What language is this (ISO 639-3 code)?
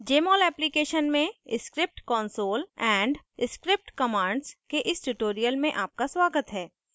hin